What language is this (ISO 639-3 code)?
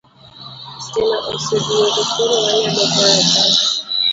luo